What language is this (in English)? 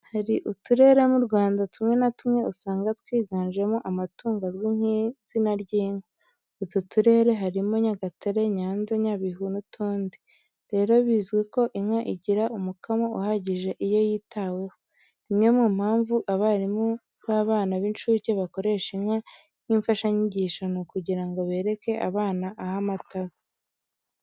Kinyarwanda